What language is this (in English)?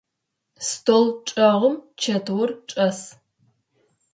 Adyghe